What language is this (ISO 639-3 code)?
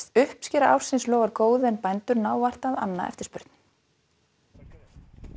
isl